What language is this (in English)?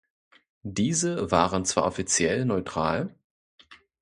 German